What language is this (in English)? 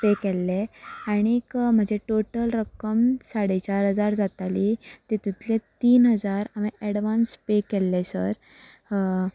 Konkani